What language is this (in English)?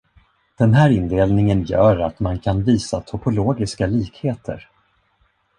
Swedish